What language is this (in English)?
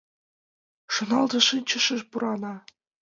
Mari